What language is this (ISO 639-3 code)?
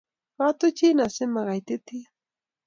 kln